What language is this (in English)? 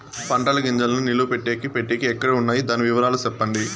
Telugu